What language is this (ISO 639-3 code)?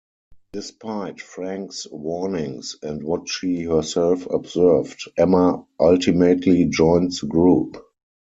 eng